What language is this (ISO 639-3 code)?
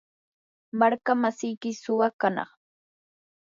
qur